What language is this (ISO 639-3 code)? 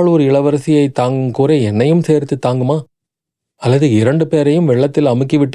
tam